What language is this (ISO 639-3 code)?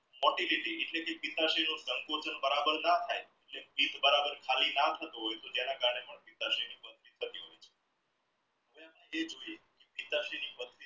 guj